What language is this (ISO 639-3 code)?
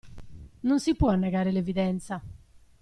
ita